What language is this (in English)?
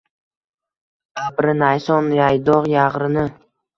Uzbek